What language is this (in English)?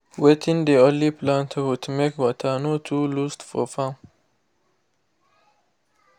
Nigerian Pidgin